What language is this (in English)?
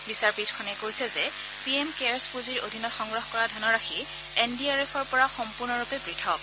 Assamese